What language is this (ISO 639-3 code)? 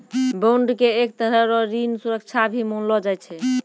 mai